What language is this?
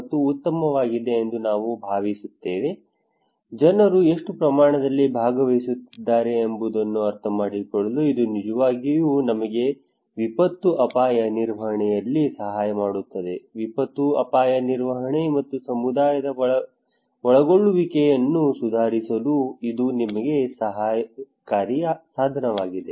Kannada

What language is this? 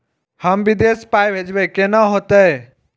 Maithili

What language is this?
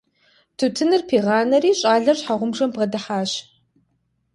Kabardian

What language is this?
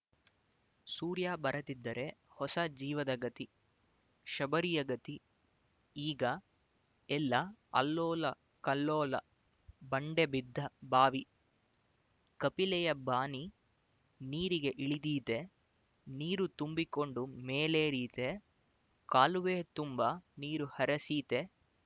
Kannada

